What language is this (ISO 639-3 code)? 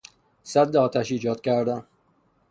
fas